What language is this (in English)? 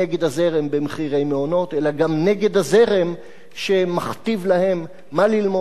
Hebrew